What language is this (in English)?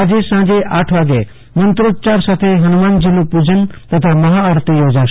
Gujarati